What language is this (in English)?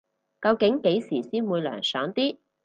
Cantonese